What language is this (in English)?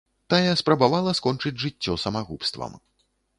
Belarusian